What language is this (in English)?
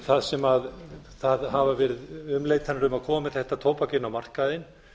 Icelandic